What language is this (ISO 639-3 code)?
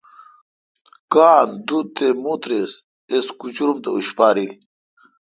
xka